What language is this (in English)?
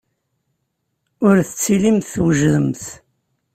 Kabyle